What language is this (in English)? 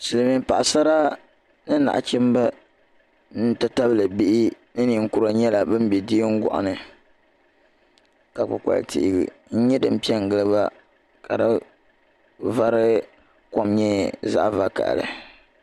Dagbani